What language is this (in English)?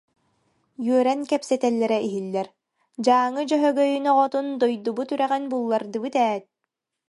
Yakut